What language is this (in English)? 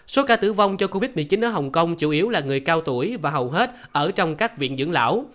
Vietnamese